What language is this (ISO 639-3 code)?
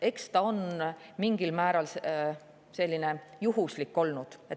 est